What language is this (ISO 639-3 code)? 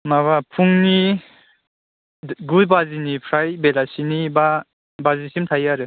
brx